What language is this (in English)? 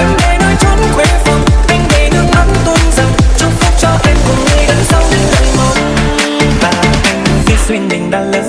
Vietnamese